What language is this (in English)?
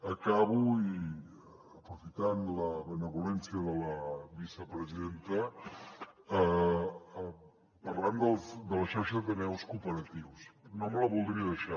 Catalan